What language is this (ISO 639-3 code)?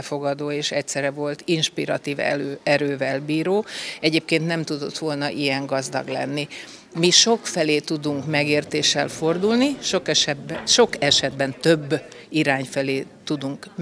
hun